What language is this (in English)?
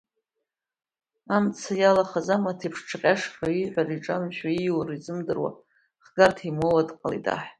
Abkhazian